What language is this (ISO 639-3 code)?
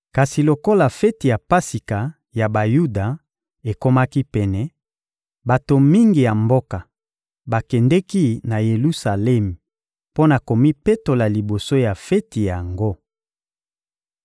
lin